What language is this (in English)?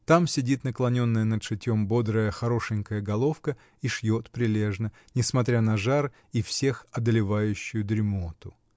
Russian